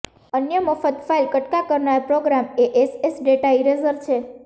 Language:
Gujarati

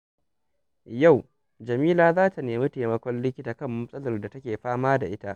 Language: Hausa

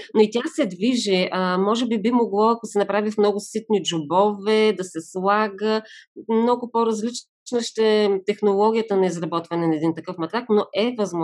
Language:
Bulgarian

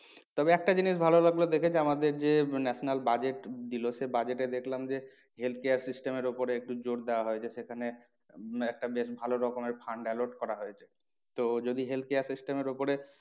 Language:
Bangla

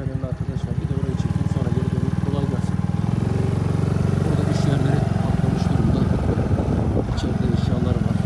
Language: Turkish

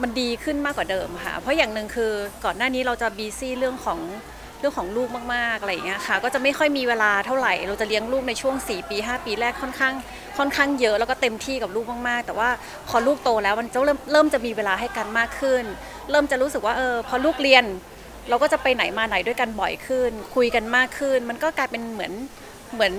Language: Thai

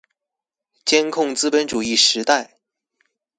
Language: Chinese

